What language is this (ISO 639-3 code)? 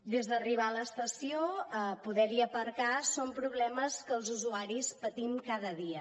cat